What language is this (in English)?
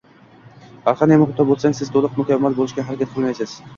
Uzbek